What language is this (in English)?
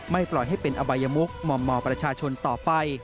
Thai